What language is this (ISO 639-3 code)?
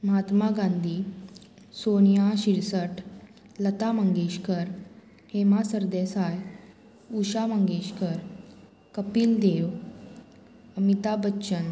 kok